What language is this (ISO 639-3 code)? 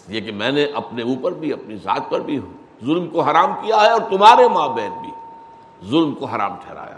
urd